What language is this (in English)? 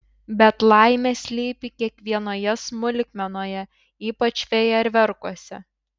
Lithuanian